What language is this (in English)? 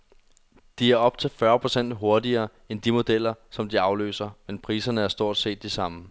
Danish